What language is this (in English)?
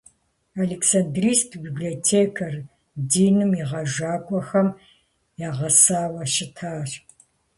Kabardian